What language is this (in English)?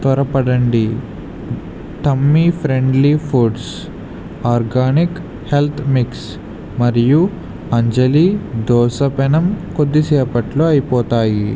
Telugu